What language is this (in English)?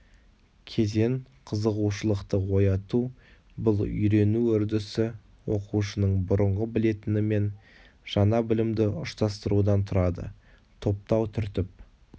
Kazakh